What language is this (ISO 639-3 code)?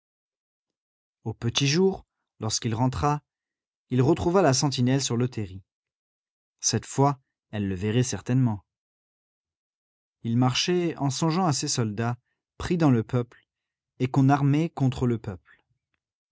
fra